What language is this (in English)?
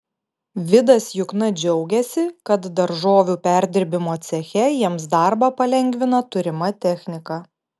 Lithuanian